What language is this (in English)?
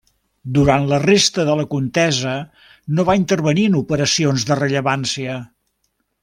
Catalan